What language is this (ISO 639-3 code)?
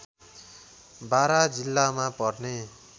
nep